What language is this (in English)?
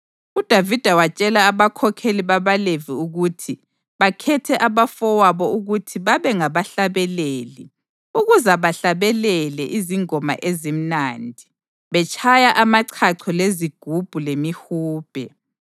North Ndebele